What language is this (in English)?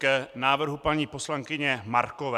Czech